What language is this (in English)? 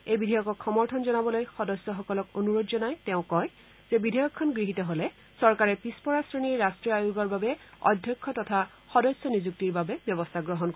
Assamese